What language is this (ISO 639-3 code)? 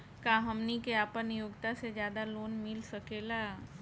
bho